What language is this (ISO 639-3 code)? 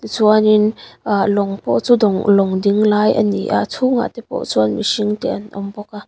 lus